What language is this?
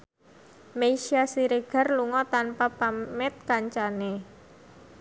Javanese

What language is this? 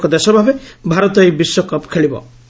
Odia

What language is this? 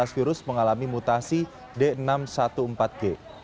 Indonesian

